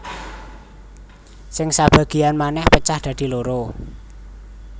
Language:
Javanese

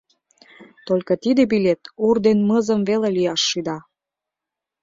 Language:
Mari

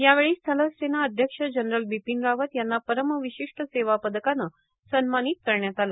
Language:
Marathi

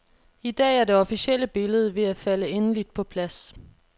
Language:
Danish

